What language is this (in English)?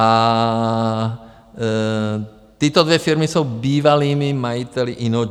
Czech